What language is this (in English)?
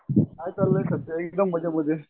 Marathi